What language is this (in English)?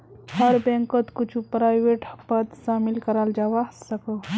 Magahi